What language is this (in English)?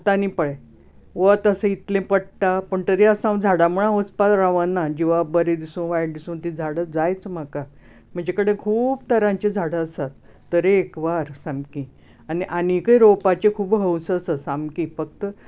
Konkani